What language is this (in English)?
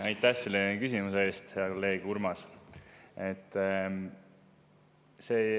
Estonian